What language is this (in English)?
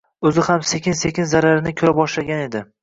Uzbek